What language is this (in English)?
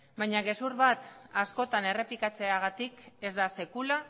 Basque